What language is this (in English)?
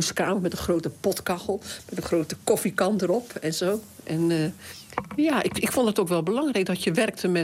Dutch